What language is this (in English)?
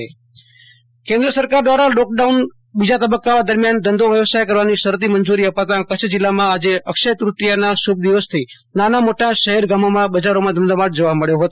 Gujarati